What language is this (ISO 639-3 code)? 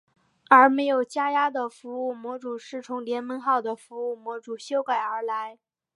zho